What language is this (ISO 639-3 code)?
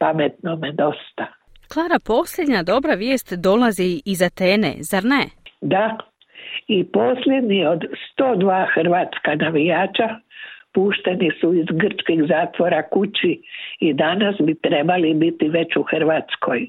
hrv